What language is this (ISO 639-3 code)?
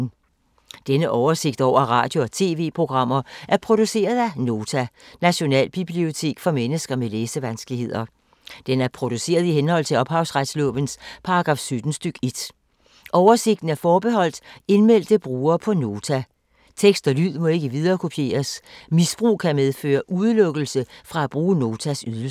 dan